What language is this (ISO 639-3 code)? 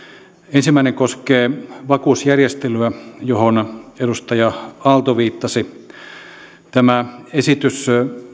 fin